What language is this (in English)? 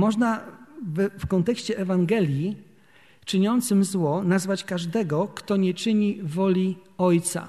Polish